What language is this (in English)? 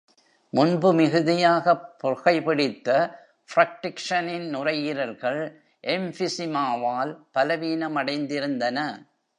Tamil